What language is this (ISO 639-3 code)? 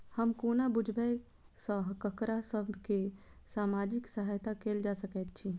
mai